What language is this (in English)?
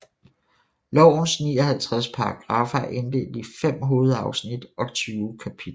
Danish